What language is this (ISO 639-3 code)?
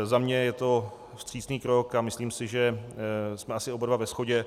ces